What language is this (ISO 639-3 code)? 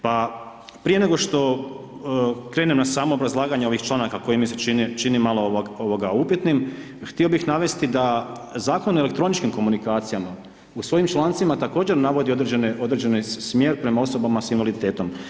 hrv